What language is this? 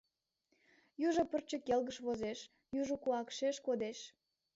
Mari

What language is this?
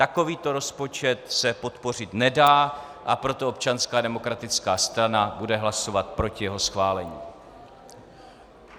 Czech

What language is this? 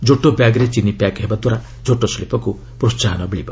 Odia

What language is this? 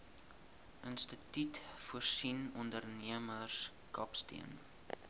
Afrikaans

